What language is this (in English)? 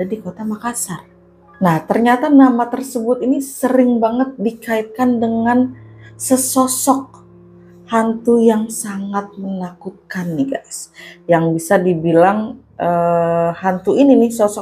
Indonesian